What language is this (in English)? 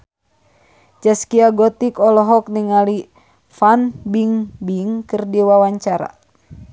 Sundanese